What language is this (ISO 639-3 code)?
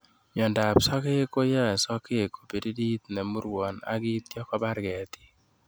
kln